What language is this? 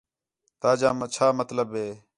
Khetrani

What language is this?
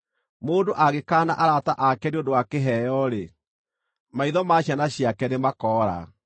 Kikuyu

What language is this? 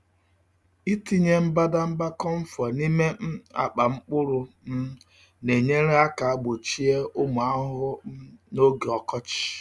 Igbo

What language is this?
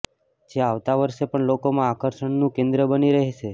Gujarati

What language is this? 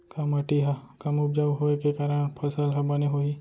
Chhattisgarhi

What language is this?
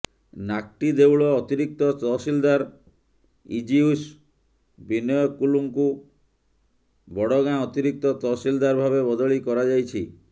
Odia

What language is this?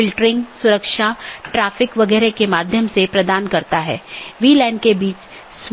Hindi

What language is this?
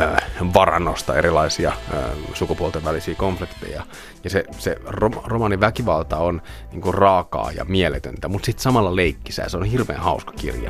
Finnish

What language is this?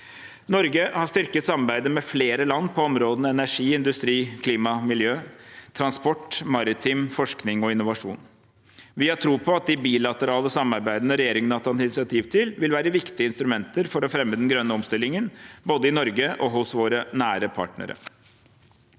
Norwegian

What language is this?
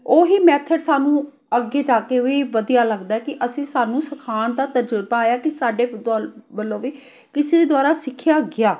Punjabi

